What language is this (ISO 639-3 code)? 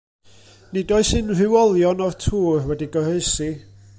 cym